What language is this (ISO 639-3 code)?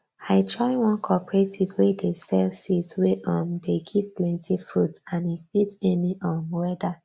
pcm